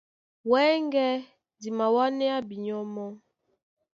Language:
Duala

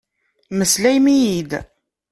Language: Kabyle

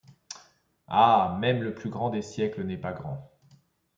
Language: French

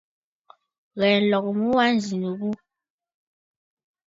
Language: Bafut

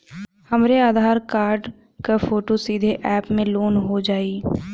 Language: Bhojpuri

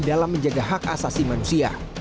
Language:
Indonesian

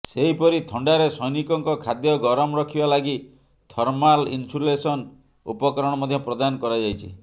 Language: Odia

